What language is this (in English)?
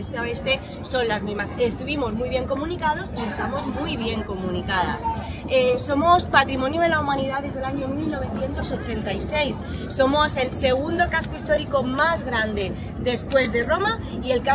Spanish